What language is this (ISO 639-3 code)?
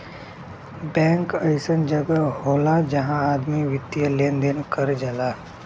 bho